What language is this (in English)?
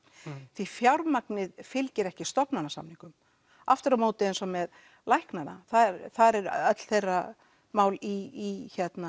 Icelandic